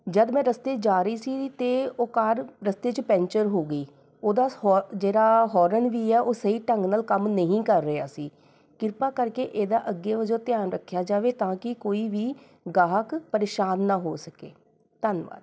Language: Punjabi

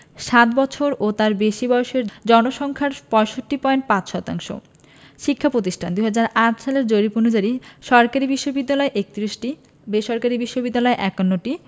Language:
Bangla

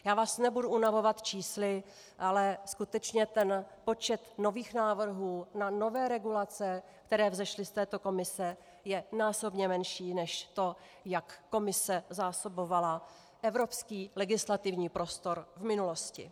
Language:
Czech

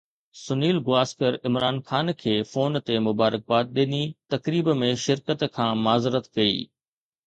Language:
Sindhi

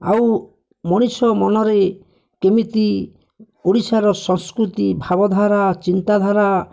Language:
Odia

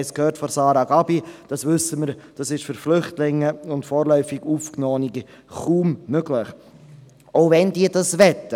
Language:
Swiss German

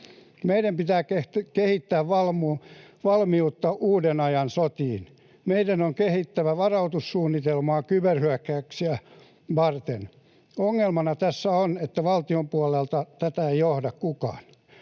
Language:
Finnish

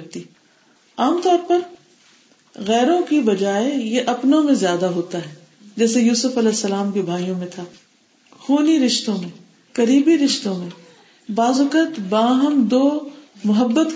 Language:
Urdu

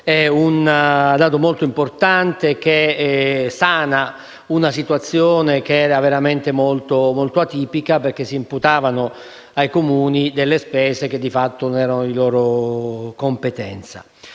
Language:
Italian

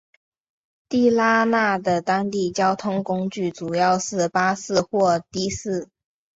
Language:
Chinese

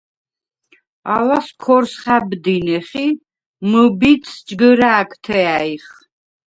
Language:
Svan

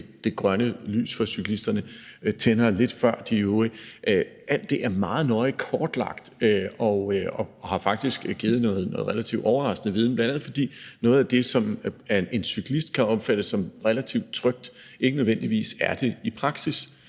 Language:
Danish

